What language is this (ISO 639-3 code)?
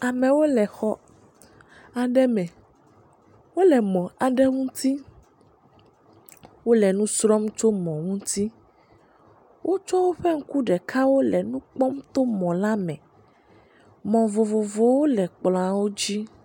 ewe